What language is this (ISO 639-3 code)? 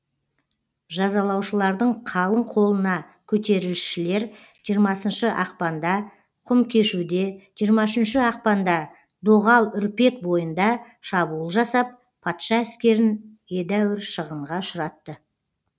kaz